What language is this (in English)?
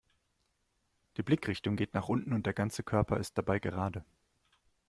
German